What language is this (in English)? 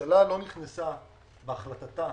Hebrew